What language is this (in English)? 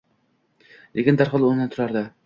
Uzbek